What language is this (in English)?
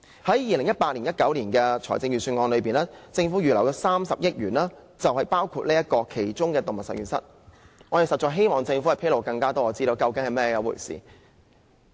Cantonese